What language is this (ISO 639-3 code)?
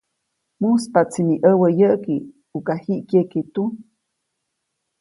zoc